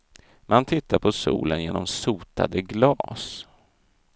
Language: Swedish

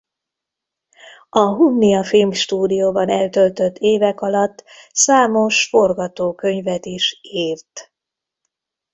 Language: Hungarian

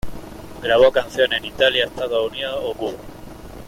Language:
Spanish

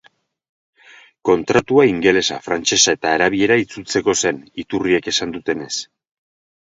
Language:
Basque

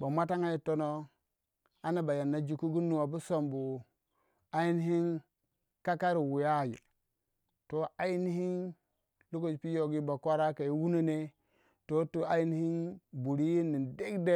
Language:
Waja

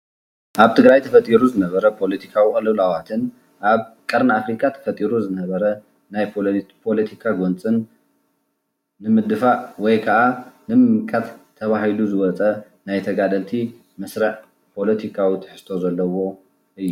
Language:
Tigrinya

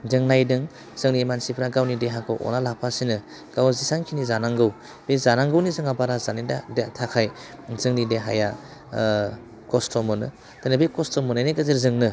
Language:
Bodo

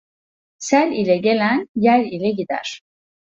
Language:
Turkish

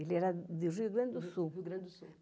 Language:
Portuguese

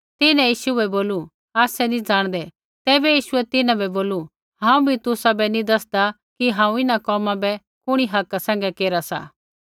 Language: Kullu Pahari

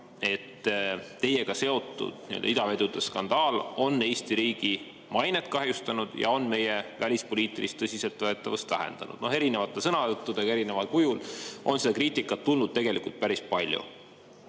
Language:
Estonian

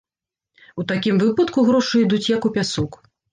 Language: Belarusian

